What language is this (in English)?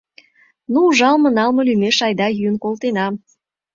Mari